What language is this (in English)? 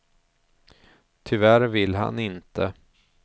Swedish